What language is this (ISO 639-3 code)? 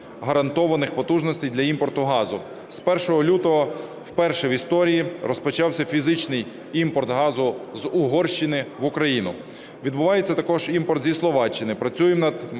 ukr